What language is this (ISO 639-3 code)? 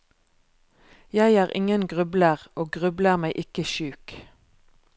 nor